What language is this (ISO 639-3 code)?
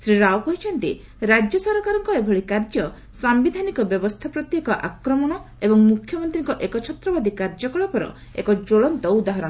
ori